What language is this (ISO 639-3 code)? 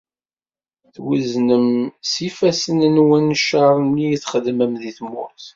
kab